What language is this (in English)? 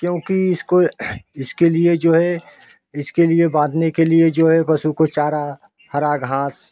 Hindi